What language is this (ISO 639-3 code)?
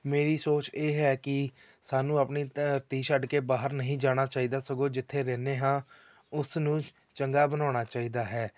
pan